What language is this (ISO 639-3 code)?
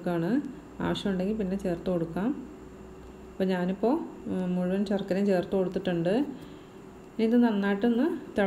eng